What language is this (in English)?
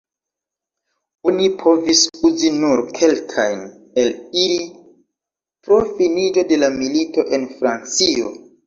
Esperanto